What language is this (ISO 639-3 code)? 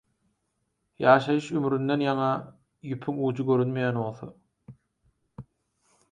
tuk